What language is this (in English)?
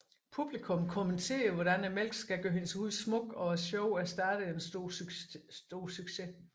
Danish